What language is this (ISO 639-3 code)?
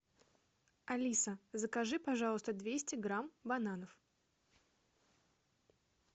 rus